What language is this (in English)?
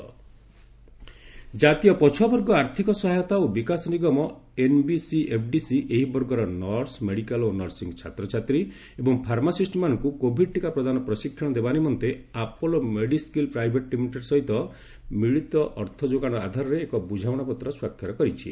Odia